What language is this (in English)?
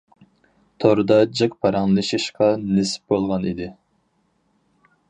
Uyghur